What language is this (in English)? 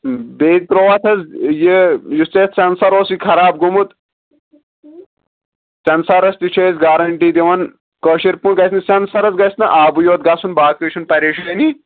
Kashmiri